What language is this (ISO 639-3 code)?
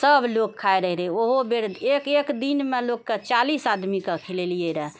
mai